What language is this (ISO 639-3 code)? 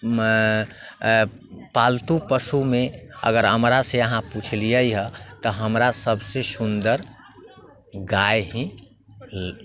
mai